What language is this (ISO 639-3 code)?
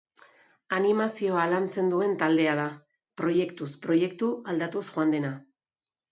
eus